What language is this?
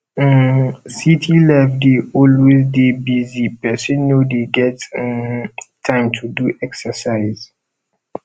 Nigerian Pidgin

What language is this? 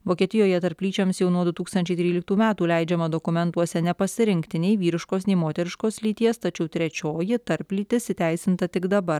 Lithuanian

